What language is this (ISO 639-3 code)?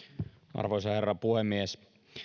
fin